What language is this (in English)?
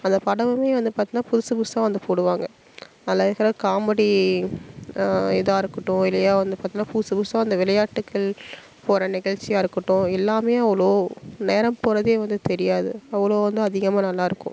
Tamil